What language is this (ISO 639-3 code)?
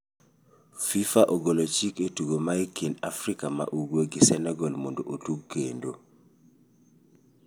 luo